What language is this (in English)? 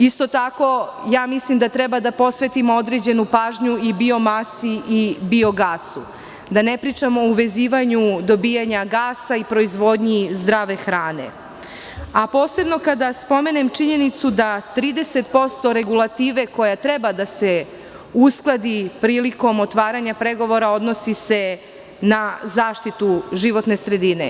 Serbian